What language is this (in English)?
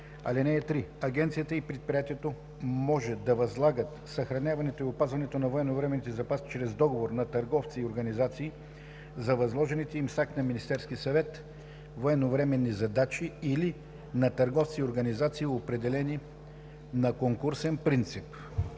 Bulgarian